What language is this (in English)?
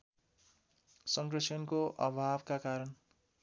Nepali